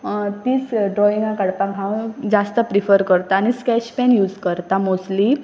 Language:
Konkani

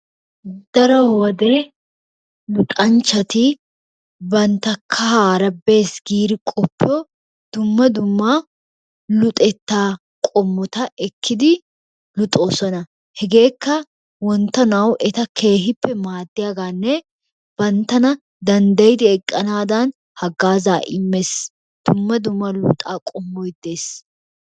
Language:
Wolaytta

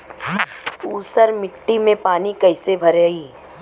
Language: Bhojpuri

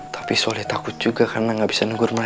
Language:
Indonesian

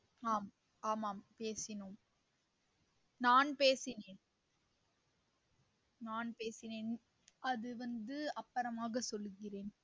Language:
Tamil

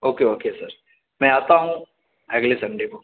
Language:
Urdu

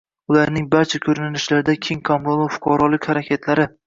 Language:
Uzbek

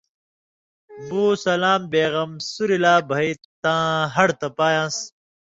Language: Indus Kohistani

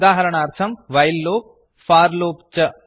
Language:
Sanskrit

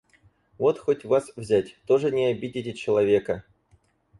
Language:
Russian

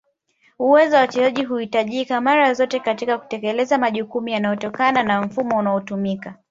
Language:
Swahili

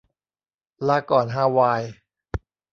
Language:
Thai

